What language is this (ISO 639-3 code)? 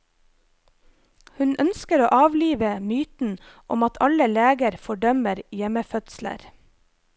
nor